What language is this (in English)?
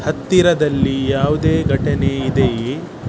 Kannada